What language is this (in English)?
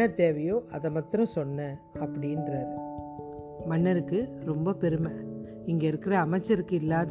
Tamil